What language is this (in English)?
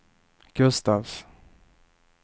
Swedish